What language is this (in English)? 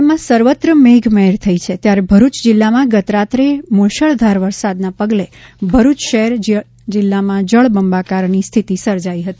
Gujarati